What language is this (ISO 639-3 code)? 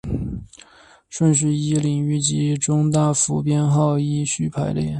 zho